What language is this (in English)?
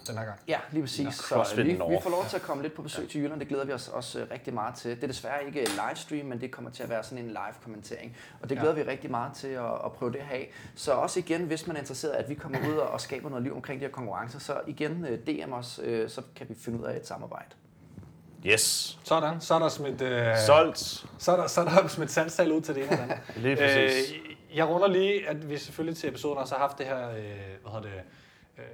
Danish